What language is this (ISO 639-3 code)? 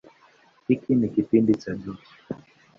swa